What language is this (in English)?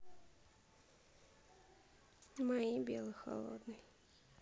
Russian